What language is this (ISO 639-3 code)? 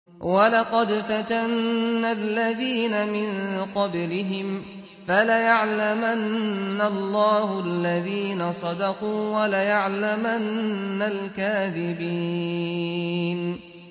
ara